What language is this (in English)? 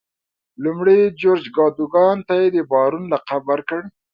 Pashto